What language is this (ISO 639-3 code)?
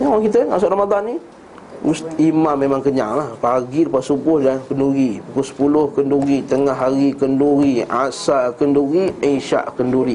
msa